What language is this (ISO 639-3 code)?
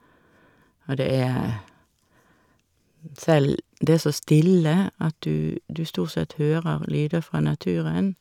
nor